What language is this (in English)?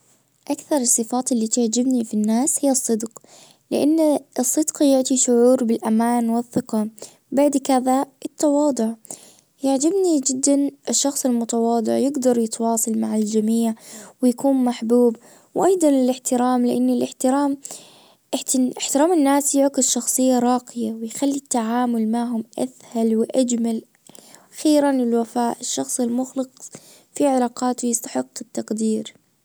Najdi Arabic